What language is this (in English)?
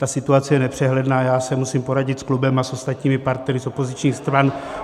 Czech